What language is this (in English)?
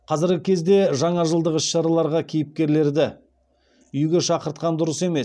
Kazakh